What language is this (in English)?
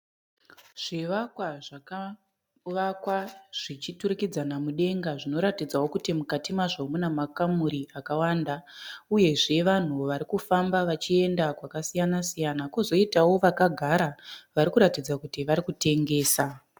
Shona